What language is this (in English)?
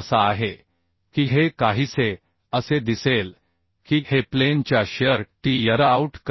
Marathi